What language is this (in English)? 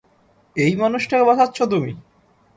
Bangla